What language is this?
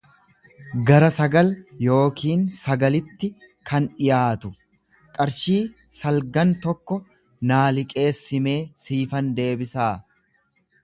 Oromo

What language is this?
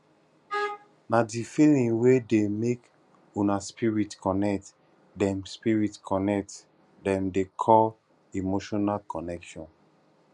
Nigerian Pidgin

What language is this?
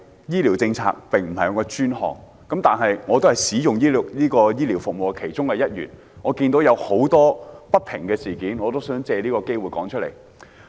Cantonese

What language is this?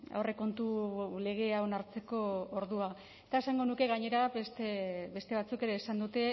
Basque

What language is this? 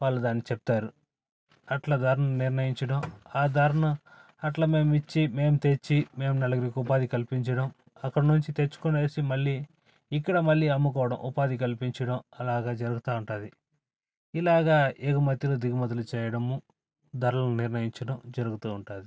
Telugu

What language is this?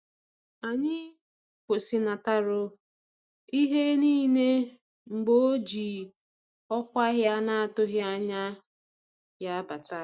Igbo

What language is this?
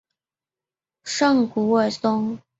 Chinese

